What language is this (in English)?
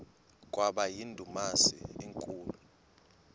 Xhosa